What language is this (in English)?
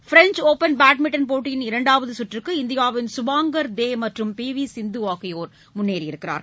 Tamil